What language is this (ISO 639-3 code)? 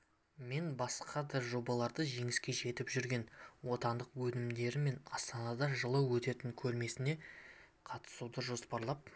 kaz